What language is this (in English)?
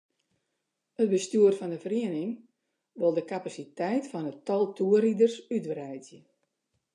Western Frisian